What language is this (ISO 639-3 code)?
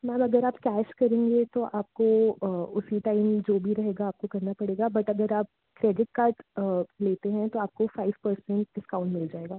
hin